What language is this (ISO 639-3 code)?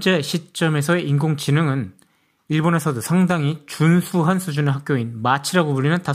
kor